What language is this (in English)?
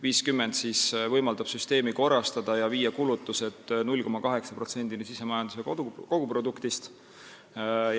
Estonian